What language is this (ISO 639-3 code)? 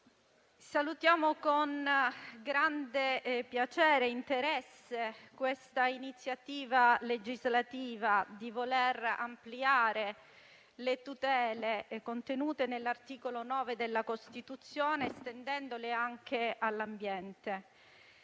ita